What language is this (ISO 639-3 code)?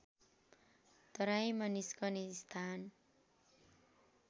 nep